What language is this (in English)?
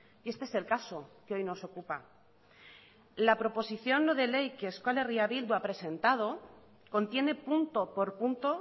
Spanish